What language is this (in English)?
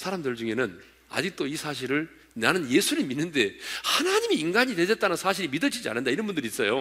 Korean